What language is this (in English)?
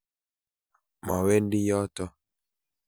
Kalenjin